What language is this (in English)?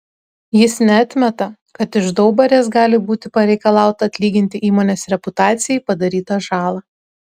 Lithuanian